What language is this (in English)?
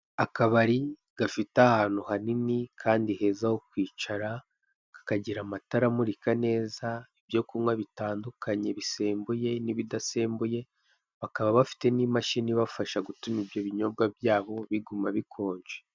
Kinyarwanda